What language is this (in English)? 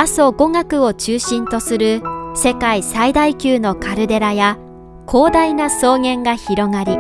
Japanese